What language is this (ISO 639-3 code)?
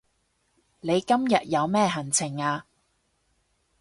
yue